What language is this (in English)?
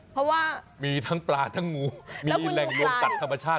Thai